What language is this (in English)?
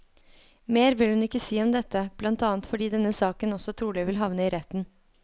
Norwegian